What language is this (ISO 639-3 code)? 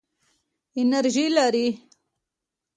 pus